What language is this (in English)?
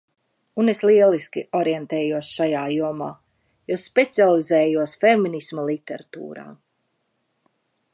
Latvian